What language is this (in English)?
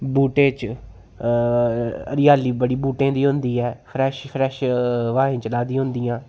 Dogri